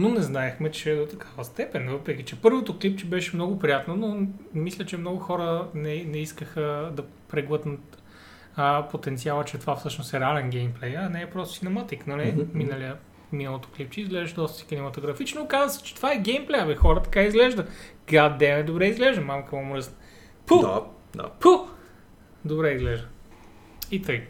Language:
Bulgarian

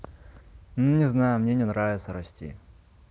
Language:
Russian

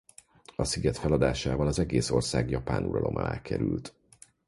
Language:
Hungarian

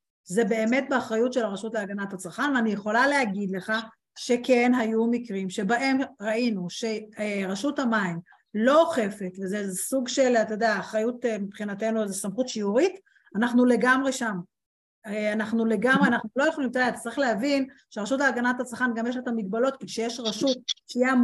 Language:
Hebrew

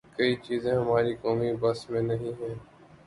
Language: Urdu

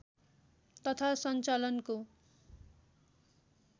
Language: Nepali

